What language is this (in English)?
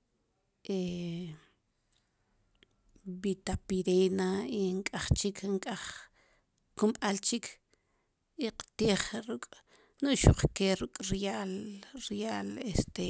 Sipacapense